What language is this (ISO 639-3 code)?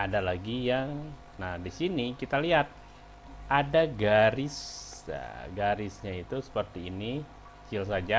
ind